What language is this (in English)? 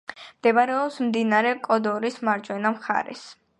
Georgian